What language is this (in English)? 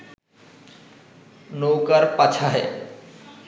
Bangla